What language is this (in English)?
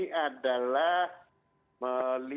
Indonesian